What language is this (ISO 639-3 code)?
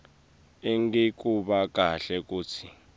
ssw